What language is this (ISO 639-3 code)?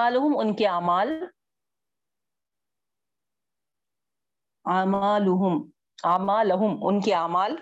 urd